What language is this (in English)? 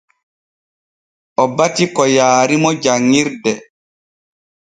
Borgu Fulfulde